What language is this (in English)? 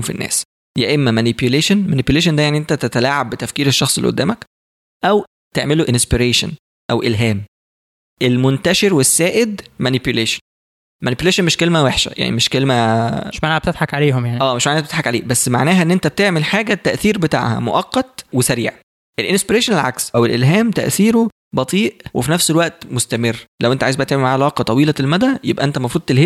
Arabic